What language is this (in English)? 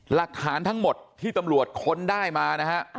Thai